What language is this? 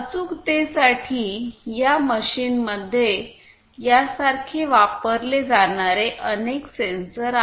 Marathi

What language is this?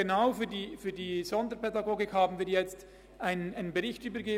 Swiss German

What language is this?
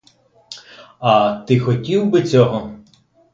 Ukrainian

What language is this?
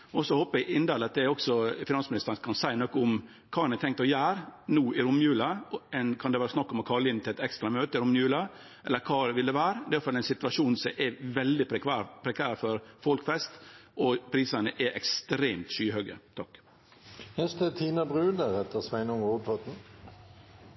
Norwegian Nynorsk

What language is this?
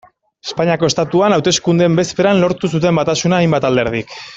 Basque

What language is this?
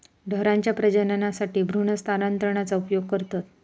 Marathi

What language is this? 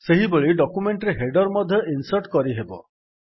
Odia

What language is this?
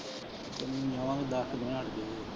Punjabi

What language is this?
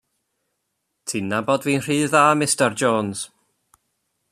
Welsh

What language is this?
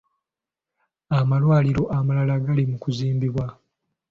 Ganda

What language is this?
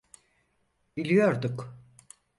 Turkish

